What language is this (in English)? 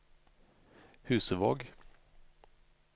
Norwegian